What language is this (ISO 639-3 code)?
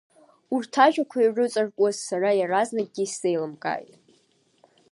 abk